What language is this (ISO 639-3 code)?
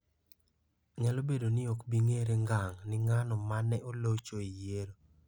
luo